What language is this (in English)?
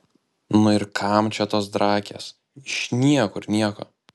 Lithuanian